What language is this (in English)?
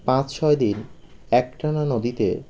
Bangla